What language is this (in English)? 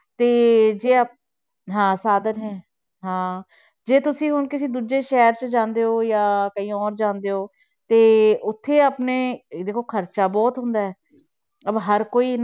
Punjabi